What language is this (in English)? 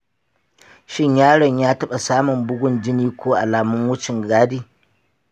Hausa